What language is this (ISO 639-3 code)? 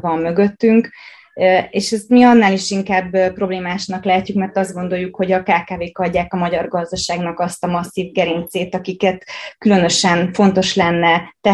hun